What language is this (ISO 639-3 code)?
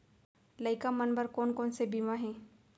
hne